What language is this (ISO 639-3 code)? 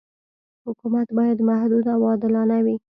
pus